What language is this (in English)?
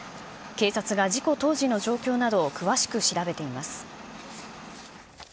Japanese